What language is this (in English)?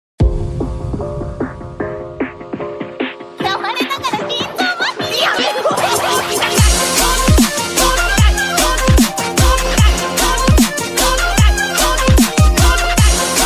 Japanese